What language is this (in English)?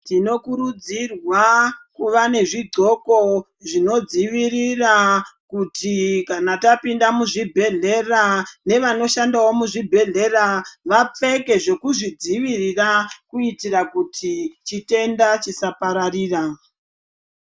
Ndau